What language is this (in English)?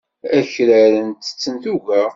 Kabyle